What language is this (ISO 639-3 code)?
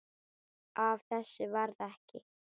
isl